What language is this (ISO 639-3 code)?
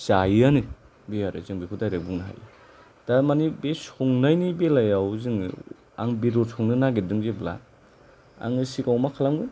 brx